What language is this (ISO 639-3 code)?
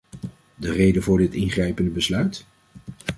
nld